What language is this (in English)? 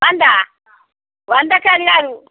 Telugu